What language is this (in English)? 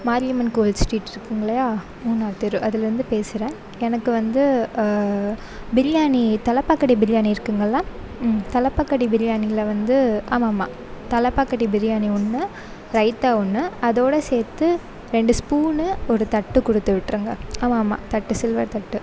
Tamil